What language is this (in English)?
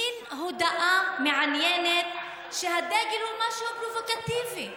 Hebrew